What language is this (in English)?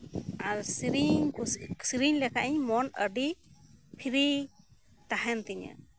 Santali